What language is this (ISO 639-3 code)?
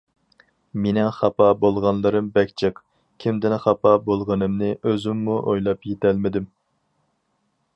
uig